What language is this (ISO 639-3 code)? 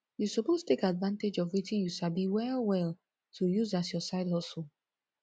pcm